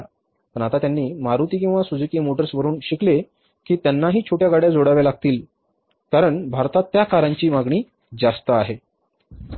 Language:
Marathi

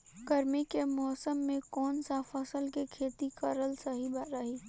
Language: Bhojpuri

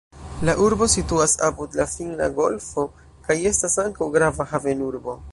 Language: Esperanto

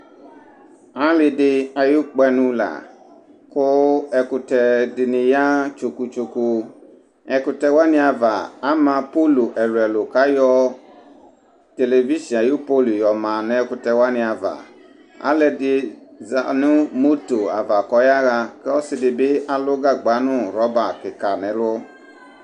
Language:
Ikposo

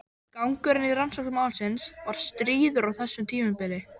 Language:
Icelandic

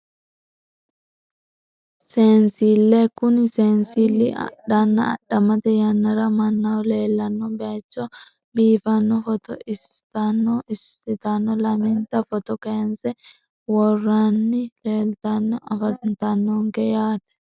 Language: Sidamo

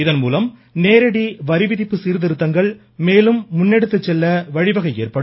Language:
Tamil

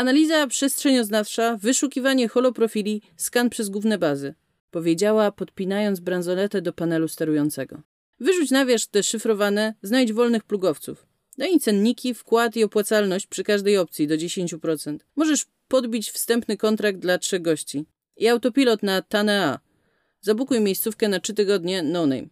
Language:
Polish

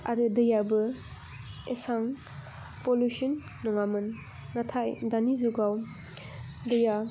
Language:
Bodo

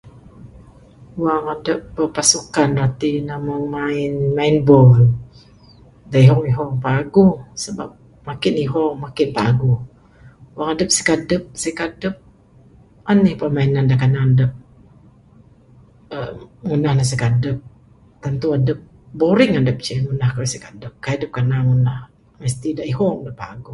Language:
Bukar-Sadung Bidayuh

